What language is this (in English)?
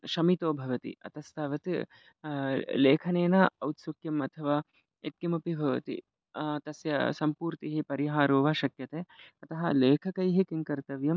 Sanskrit